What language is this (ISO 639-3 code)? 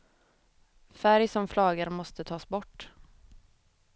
swe